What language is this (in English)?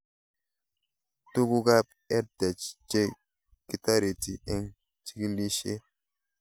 Kalenjin